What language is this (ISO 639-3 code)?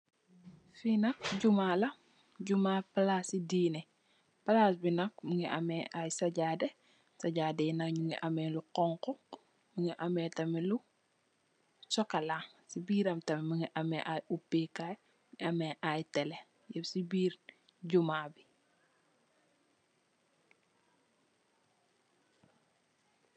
wol